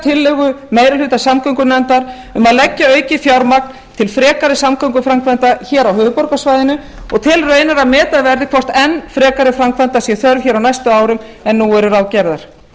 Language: Icelandic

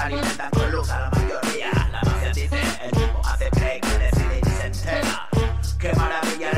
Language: Spanish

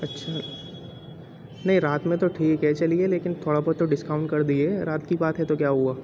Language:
Urdu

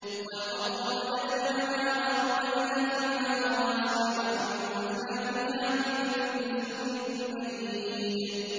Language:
Arabic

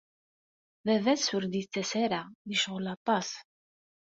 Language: Kabyle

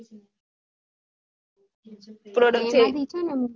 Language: Gujarati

